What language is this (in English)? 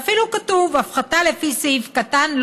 Hebrew